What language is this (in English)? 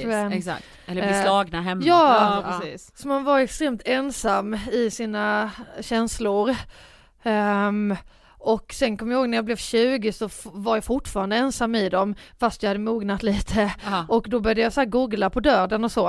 Swedish